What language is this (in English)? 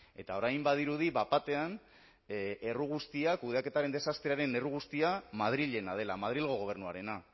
Basque